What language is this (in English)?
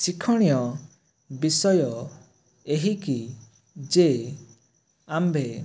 Odia